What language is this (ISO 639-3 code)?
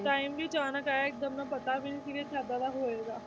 pan